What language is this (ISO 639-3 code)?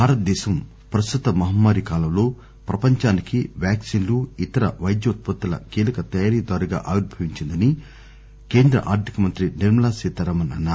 tel